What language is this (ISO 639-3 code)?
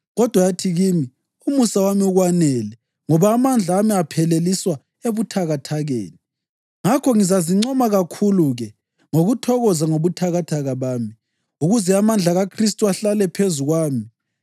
nde